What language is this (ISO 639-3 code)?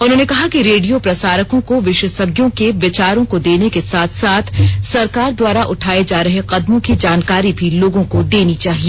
hin